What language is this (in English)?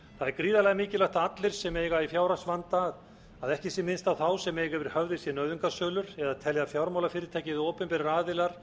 Icelandic